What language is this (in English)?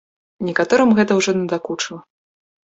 Belarusian